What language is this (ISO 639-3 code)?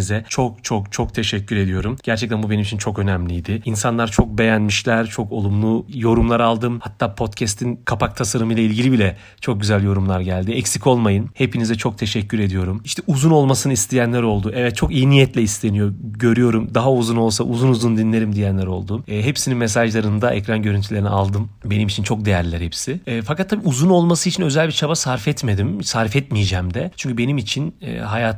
tur